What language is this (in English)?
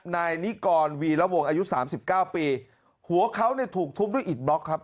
Thai